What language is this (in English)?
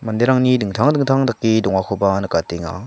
Garo